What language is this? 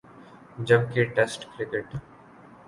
Urdu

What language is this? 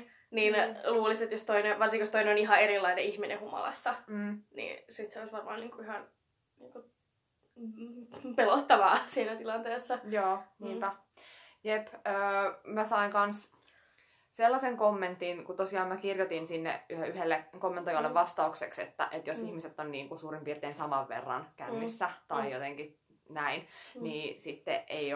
Finnish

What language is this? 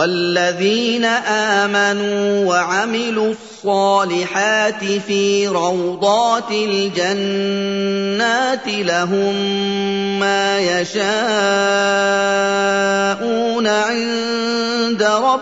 Arabic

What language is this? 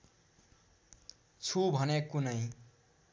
Nepali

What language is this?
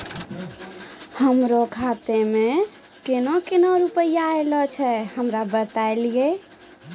Maithili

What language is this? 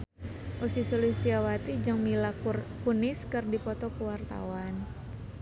Sundanese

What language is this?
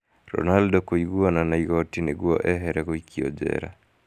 Kikuyu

